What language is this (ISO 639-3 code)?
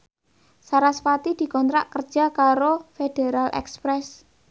jav